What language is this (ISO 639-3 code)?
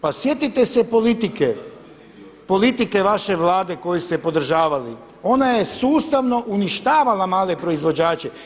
hrv